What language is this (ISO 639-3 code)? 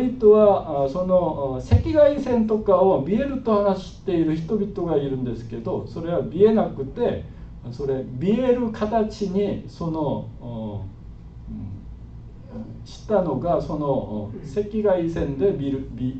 jpn